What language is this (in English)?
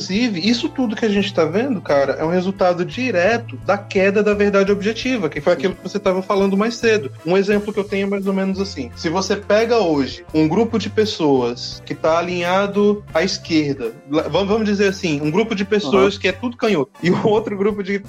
Portuguese